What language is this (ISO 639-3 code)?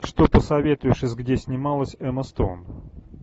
rus